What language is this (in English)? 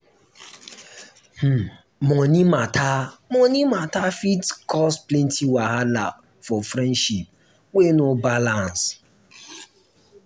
Nigerian Pidgin